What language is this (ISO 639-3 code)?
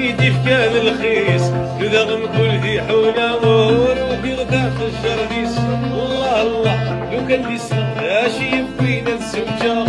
ara